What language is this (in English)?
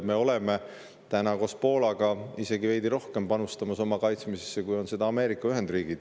Estonian